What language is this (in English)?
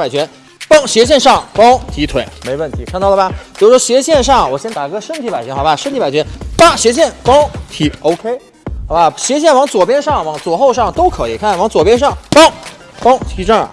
Chinese